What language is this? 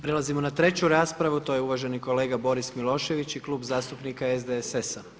Croatian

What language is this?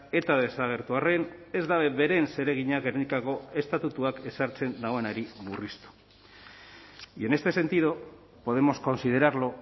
Basque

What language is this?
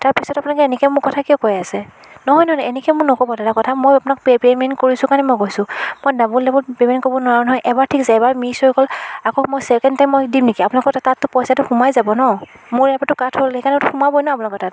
Assamese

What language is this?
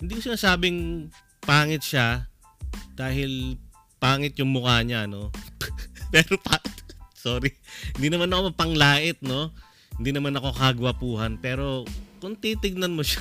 Filipino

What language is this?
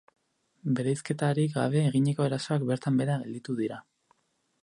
Basque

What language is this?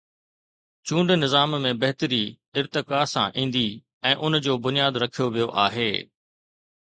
Sindhi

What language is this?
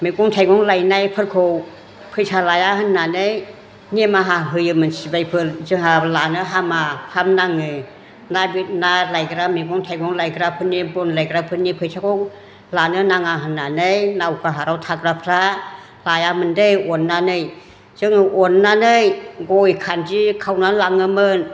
Bodo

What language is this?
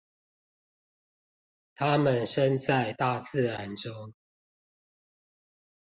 Chinese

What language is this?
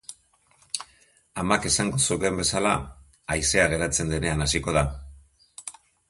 Basque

